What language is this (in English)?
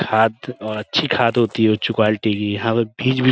Urdu